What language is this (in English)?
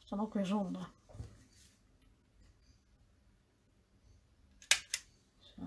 Dutch